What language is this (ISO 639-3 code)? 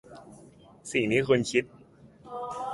tha